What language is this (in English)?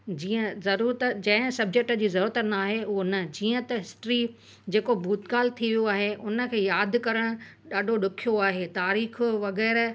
Sindhi